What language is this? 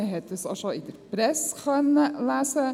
Swiss German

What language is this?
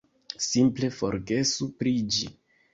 Esperanto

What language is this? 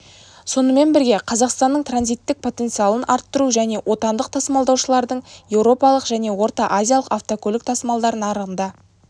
Kazakh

